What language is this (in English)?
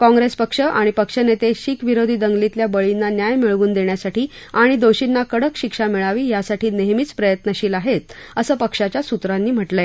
Marathi